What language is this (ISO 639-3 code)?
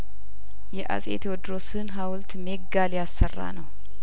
amh